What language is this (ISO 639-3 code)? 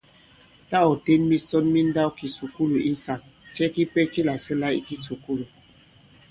abb